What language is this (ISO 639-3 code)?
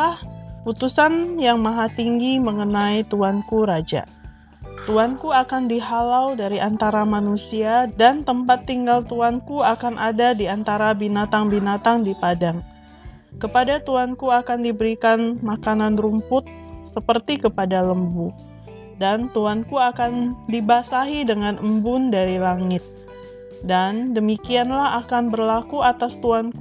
ind